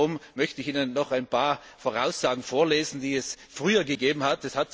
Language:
German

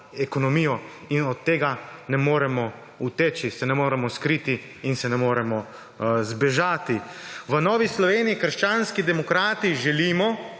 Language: Slovenian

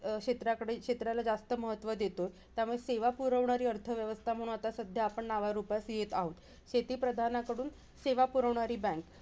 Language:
Marathi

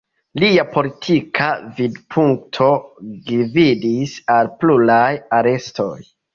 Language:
Esperanto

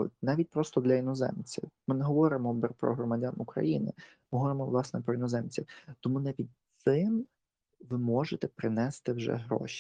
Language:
Ukrainian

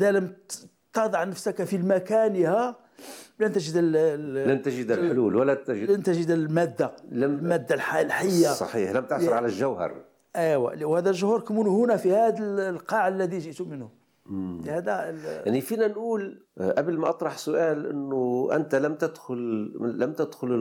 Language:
Arabic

